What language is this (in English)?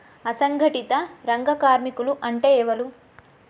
Telugu